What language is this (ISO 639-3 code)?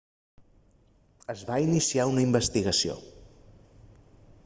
cat